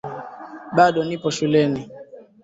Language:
Swahili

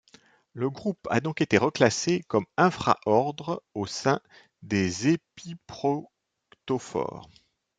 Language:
French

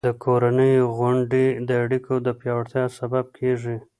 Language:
Pashto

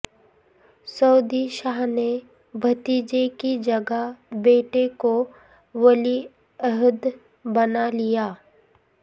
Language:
Urdu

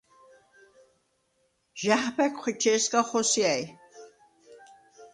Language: Svan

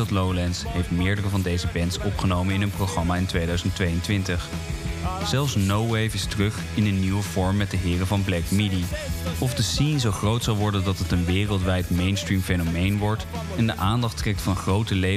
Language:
Dutch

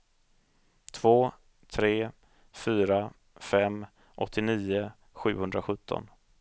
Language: Swedish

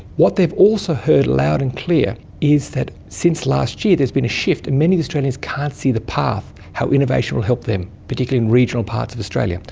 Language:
English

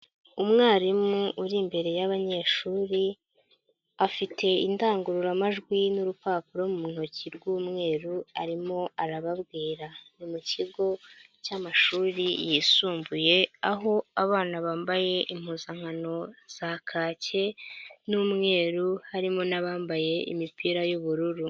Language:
Kinyarwanda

